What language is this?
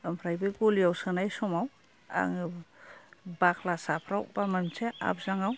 Bodo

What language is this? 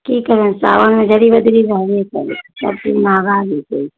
Maithili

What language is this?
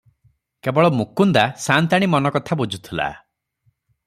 Odia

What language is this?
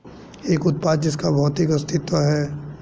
Hindi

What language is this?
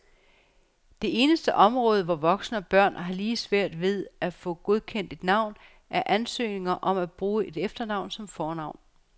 Danish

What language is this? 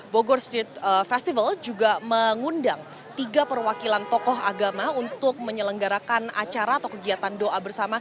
Indonesian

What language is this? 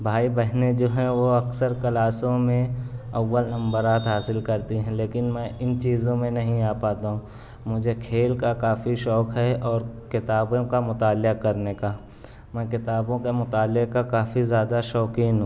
Urdu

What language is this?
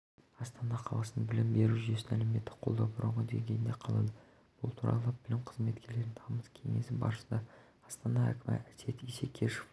Kazakh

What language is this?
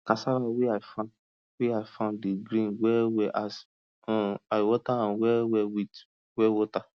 Nigerian Pidgin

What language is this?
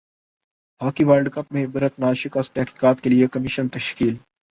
Urdu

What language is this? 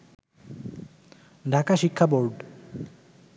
Bangla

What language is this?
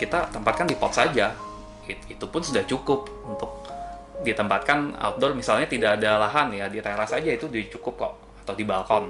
Indonesian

